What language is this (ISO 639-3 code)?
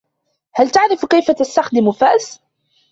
ara